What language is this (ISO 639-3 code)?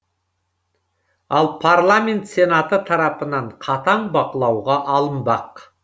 kaz